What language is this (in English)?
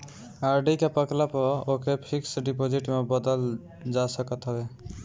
Bhojpuri